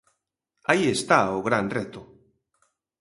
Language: Galician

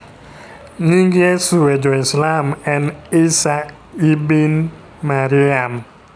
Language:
Luo (Kenya and Tanzania)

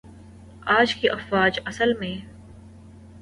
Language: Urdu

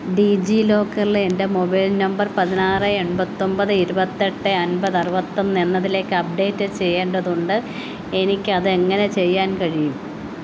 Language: Malayalam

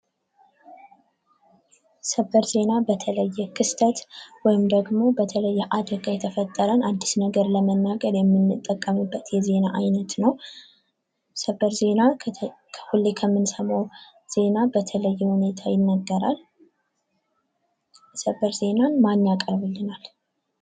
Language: Amharic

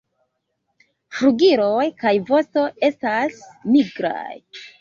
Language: Esperanto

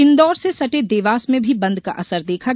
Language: Hindi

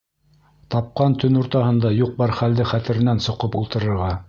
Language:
Bashkir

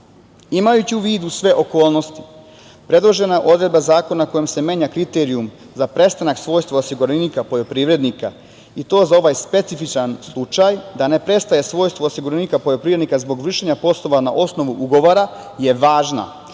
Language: Serbian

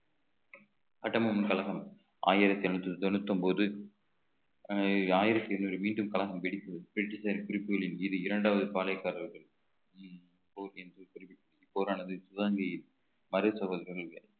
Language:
Tamil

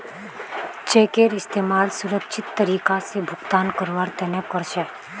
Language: Magahi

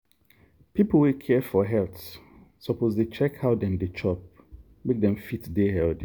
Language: Nigerian Pidgin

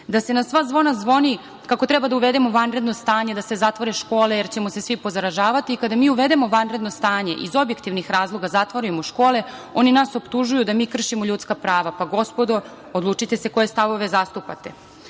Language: Serbian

